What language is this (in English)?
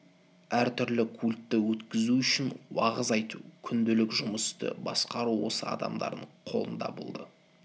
Kazakh